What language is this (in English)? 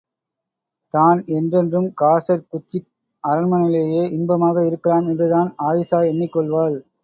Tamil